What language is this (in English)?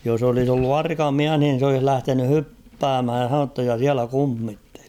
Finnish